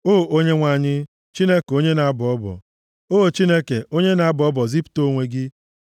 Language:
Igbo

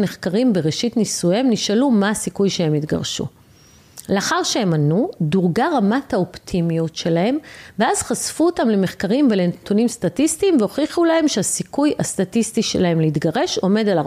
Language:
Hebrew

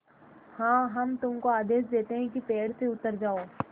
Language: Hindi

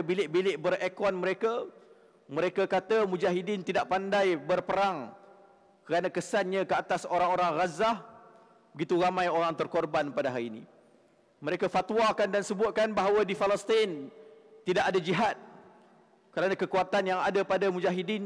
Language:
Malay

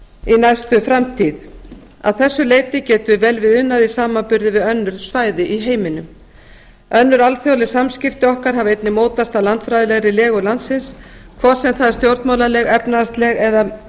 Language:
Icelandic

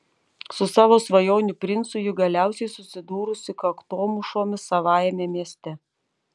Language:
Lithuanian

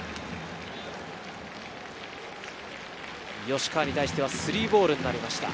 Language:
Japanese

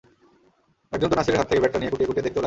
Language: Bangla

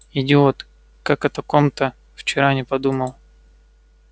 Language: Russian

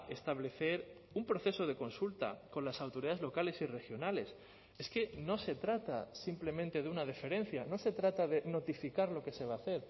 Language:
Spanish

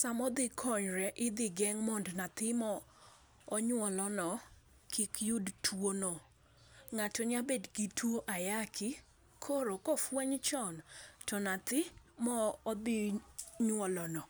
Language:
Luo (Kenya and Tanzania)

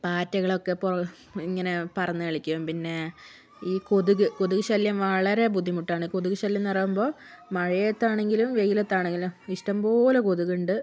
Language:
Malayalam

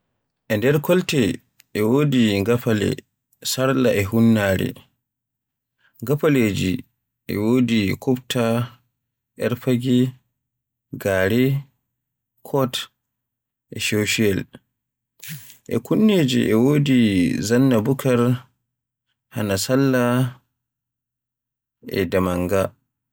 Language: Borgu Fulfulde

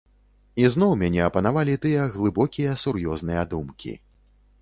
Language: Belarusian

